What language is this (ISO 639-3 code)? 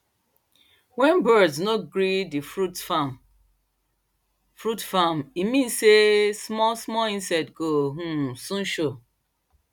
pcm